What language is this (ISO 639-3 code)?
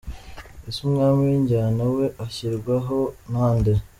kin